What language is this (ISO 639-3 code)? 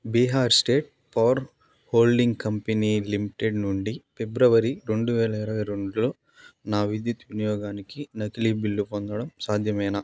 tel